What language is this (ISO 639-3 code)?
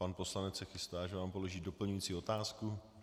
ces